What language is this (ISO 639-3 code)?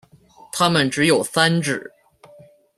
zho